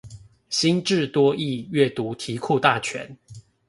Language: Chinese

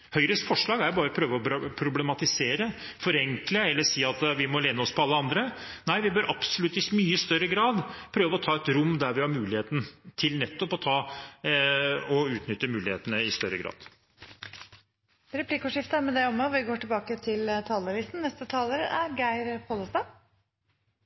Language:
Norwegian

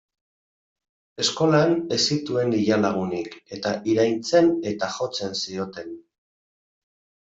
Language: Basque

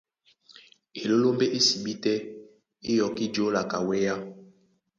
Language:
Duala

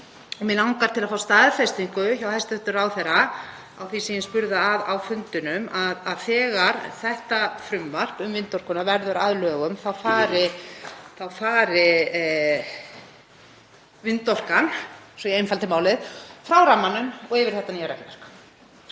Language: Icelandic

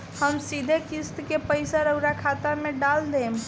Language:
Bhojpuri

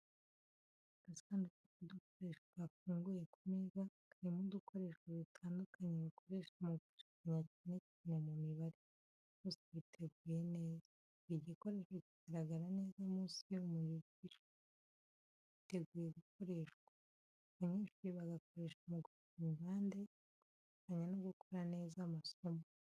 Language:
Kinyarwanda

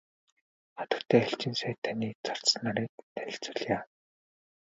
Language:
Mongolian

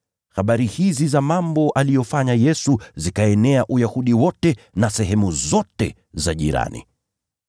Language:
Swahili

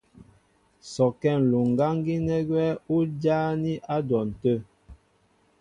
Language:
Mbo (Cameroon)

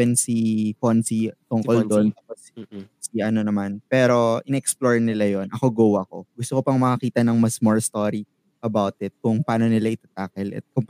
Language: Filipino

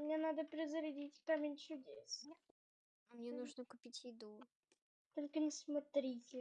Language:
Russian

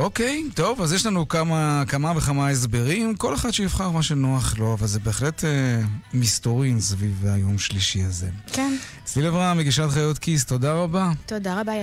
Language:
Hebrew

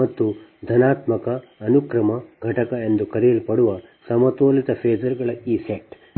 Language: Kannada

